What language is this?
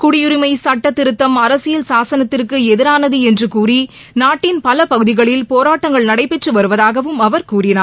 Tamil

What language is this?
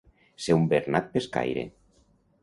Catalan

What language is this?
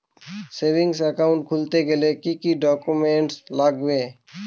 Bangla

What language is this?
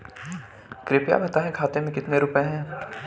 Hindi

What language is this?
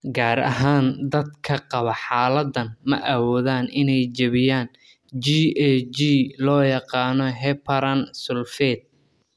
Somali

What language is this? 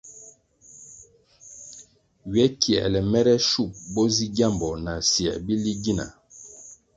Kwasio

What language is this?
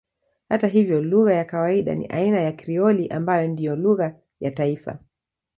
Swahili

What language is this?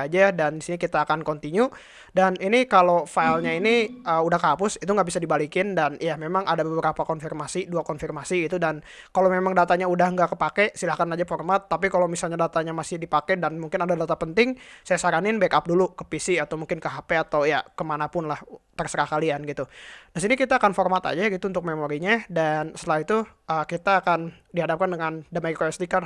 Indonesian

